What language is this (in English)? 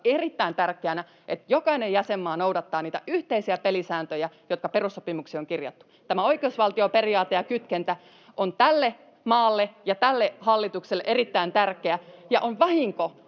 Finnish